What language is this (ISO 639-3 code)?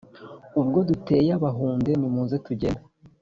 kin